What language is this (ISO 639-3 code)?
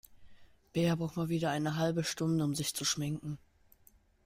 deu